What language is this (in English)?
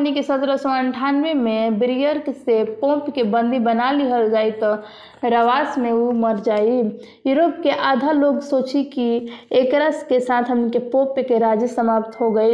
Hindi